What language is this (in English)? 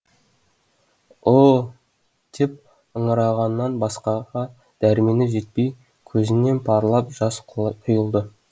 Kazakh